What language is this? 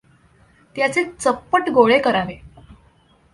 Marathi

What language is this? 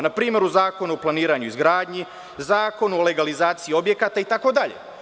Serbian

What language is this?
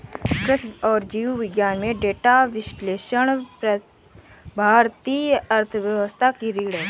Hindi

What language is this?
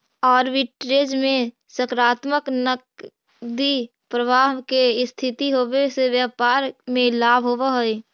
Magahi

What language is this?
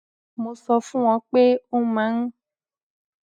Yoruba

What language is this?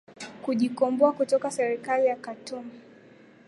Swahili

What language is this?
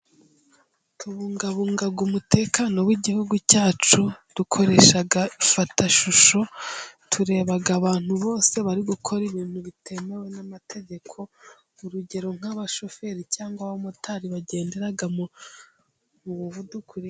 Kinyarwanda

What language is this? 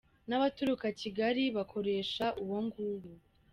Kinyarwanda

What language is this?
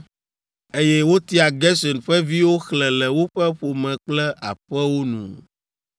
Ewe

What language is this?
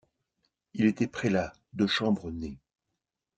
French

